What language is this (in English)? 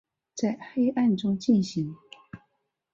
Chinese